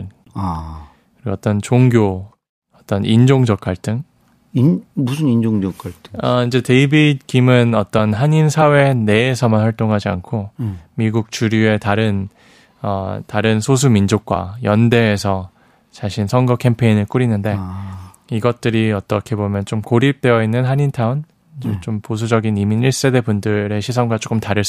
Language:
Korean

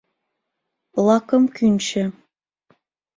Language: Mari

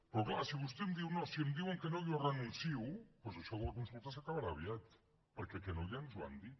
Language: Catalan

